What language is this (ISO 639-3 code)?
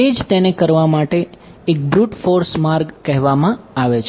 guj